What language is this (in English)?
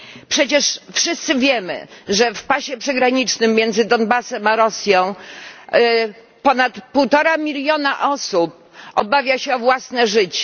Polish